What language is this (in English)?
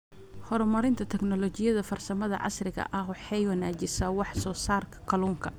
Somali